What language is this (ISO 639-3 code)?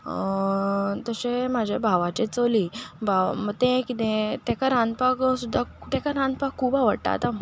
kok